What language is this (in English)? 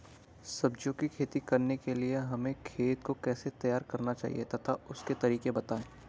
Hindi